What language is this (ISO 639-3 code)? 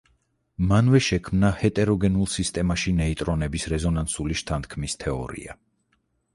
kat